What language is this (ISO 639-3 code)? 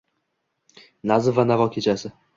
uzb